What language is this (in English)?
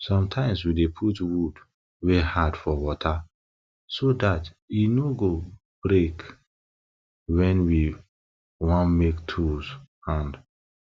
Nigerian Pidgin